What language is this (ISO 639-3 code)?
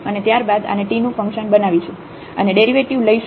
guj